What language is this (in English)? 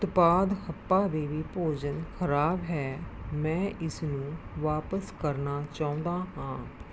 Punjabi